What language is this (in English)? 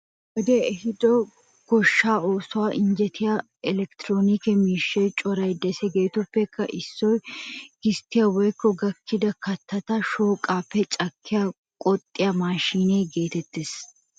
Wolaytta